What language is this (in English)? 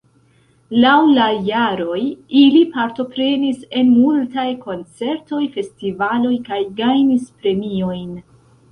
Esperanto